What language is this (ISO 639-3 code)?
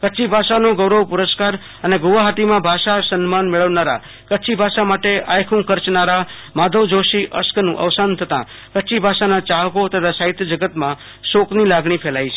guj